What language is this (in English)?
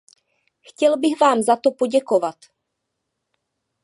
Czech